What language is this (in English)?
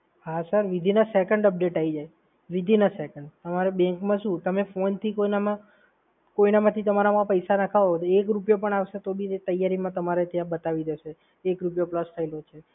Gujarati